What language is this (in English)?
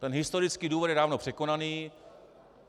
Czech